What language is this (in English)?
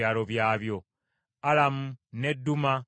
Ganda